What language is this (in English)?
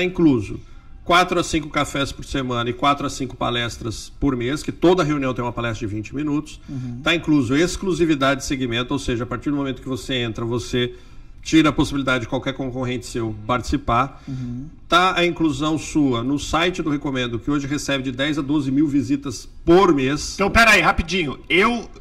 Portuguese